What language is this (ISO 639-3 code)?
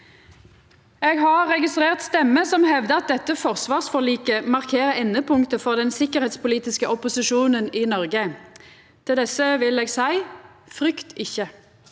nor